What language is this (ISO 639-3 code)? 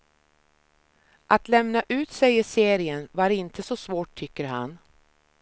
swe